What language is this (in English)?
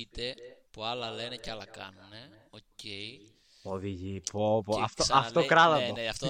Greek